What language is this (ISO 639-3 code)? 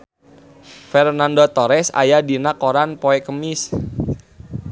sun